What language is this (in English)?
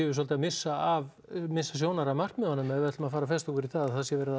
Icelandic